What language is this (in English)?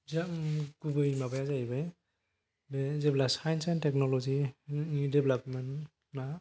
Bodo